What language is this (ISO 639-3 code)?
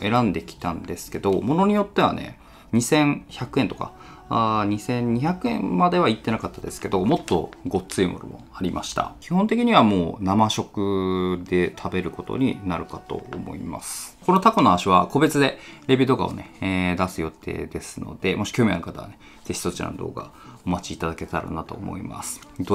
jpn